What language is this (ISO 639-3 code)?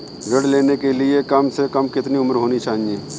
hin